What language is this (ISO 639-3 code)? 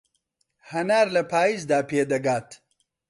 ckb